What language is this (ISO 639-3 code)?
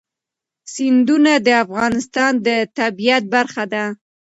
pus